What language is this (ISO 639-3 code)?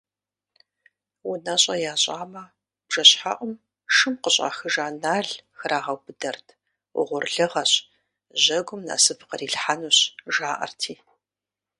kbd